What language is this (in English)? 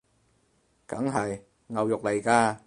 Cantonese